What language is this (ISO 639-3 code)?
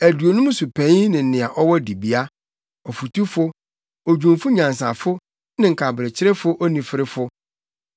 aka